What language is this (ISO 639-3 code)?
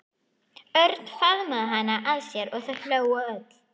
isl